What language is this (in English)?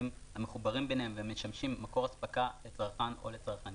Hebrew